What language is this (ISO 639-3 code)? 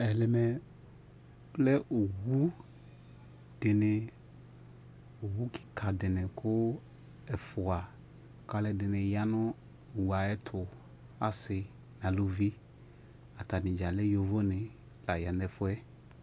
kpo